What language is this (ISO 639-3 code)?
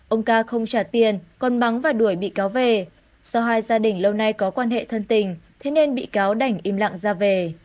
vie